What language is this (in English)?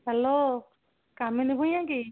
Odia